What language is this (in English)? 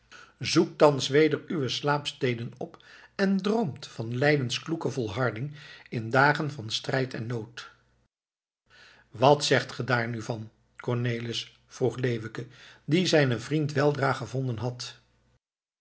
Dutch